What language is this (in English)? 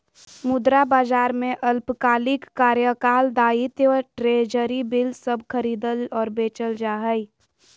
Magahi